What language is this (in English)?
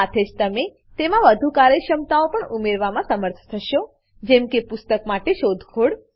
Gujarati